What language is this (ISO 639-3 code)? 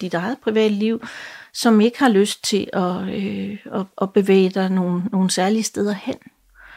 dan